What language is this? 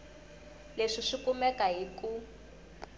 Tsonga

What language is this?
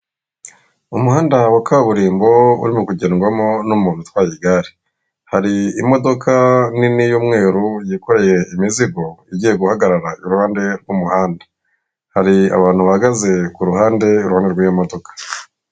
Kinyarwanda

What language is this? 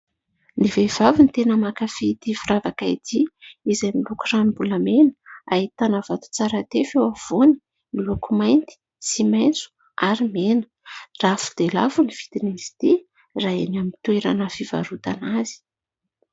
Malagasy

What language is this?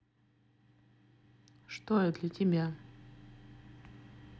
Russian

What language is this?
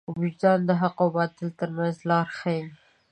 Pashto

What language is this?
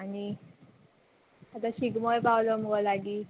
Konkani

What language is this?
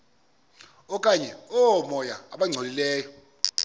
Xhosa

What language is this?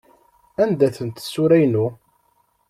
Kabyle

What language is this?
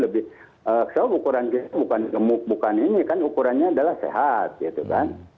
Indonesian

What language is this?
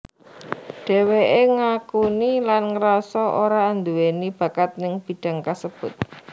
Javanese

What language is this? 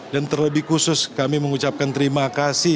Indonesian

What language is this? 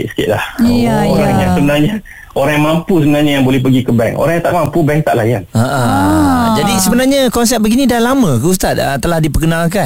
Malay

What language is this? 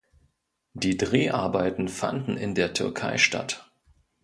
German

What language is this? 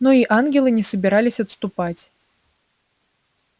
Russian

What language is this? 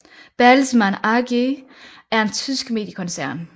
Danish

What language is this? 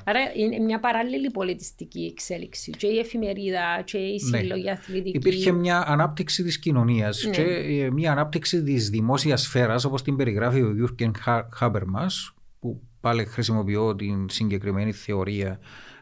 Greek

